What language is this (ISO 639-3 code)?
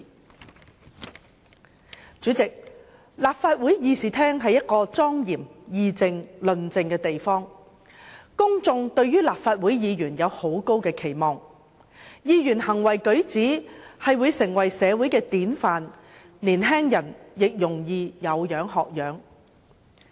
yue